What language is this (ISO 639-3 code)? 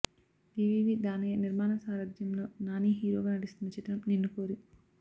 tel